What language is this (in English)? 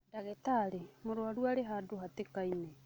Kikuyu